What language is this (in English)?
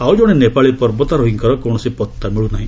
Odia